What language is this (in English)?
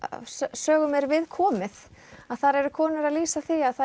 Icelandic